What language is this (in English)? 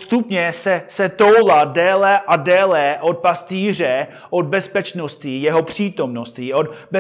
Czech